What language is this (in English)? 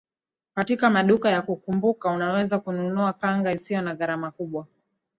Swahili